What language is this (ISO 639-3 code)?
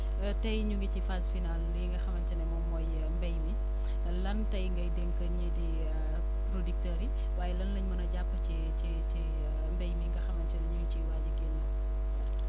wol